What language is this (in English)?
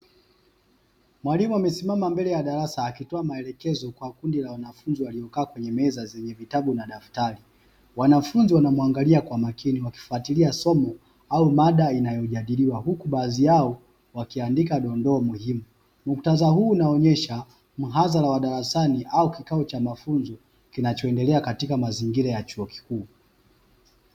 Swahili